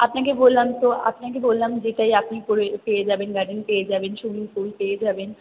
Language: Bangla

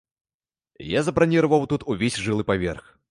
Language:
Belarusian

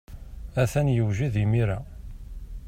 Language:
Kabyle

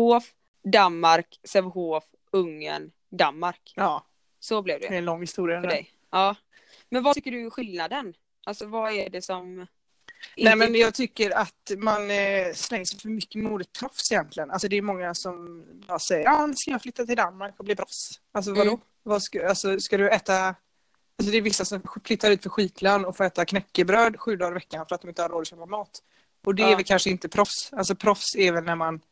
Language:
Swedish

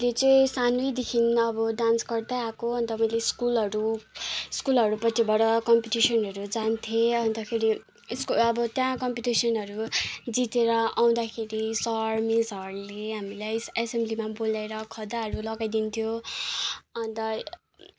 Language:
Nepali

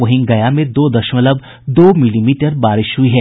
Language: Hindi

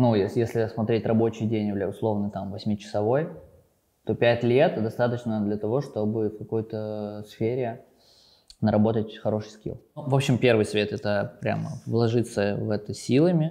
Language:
Russian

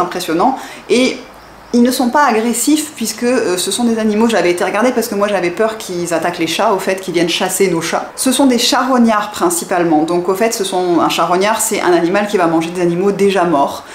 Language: French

